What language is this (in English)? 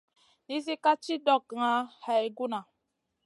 Masana